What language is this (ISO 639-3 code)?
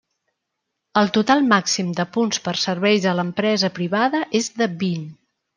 cat